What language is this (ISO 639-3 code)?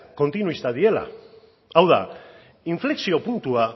eus